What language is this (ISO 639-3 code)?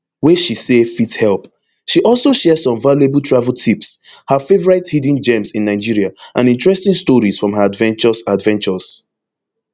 pcm